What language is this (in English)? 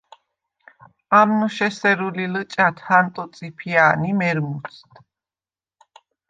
Svan